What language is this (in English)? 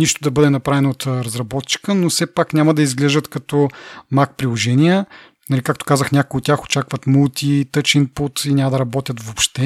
Bulgarian